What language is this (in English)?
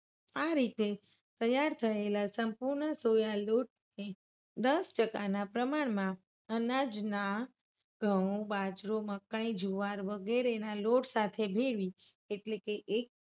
Gujarati